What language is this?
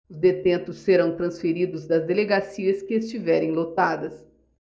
Portuguese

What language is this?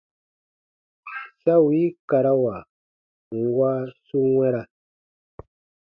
Baatonum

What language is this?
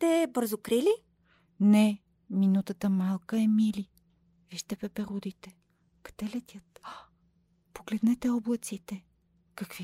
Bulgarian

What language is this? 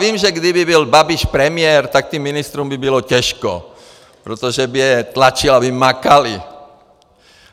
Czech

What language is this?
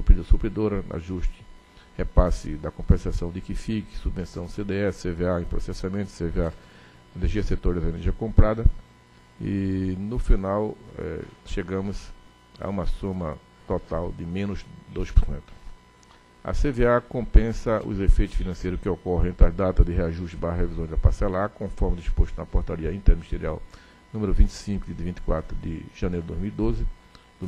Portuguese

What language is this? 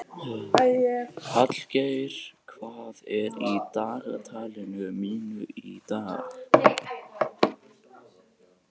Icelandic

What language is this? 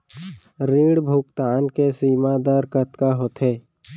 Chhattisgarhi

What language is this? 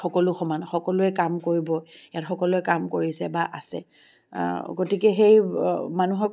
Assamese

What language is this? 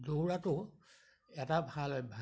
Assamese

